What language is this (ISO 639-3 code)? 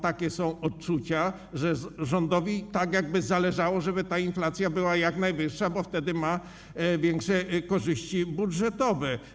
pol